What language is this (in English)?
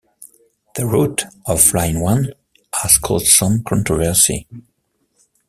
English